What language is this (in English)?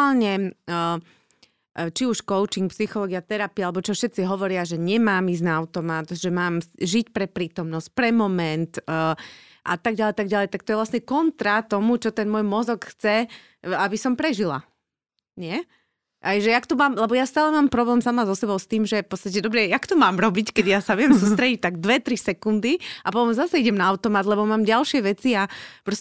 Slovak